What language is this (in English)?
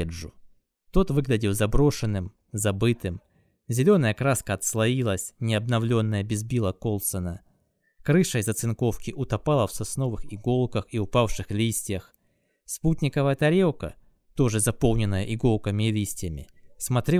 Russian